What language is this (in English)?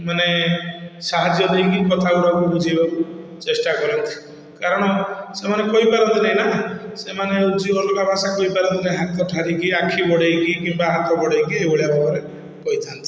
Odia